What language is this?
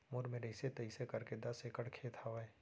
Chhattisgarhi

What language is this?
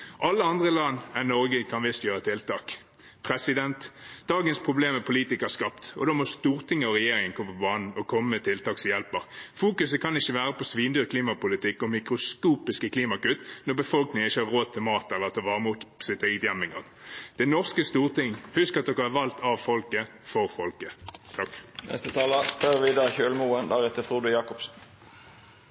Norwegian Bokmål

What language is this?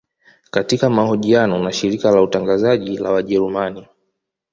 Swahili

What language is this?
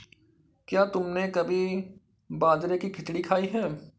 Hindi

